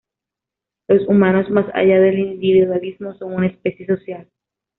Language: Spanish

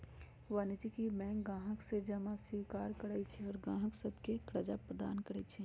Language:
Magahi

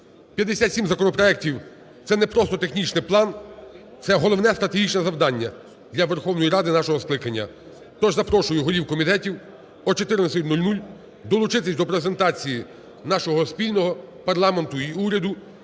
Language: Ukrainian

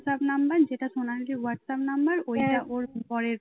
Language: Bangla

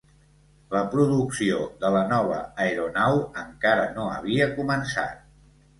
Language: Catalan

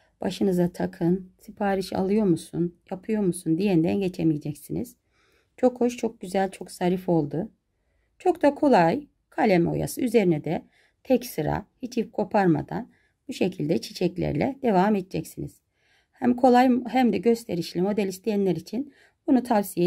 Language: Turkish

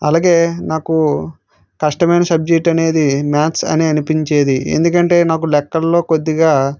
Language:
Telugu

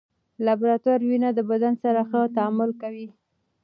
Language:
Pashto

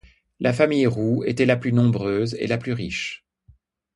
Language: French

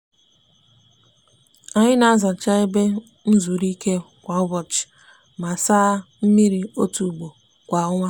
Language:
Igbo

